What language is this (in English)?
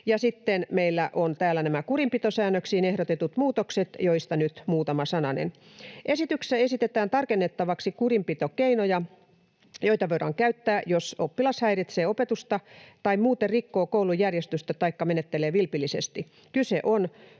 Finnish